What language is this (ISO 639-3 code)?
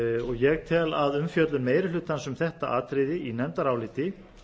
isl